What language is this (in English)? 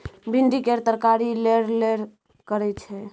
Maithili